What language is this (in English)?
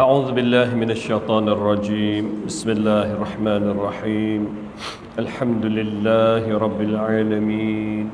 Malay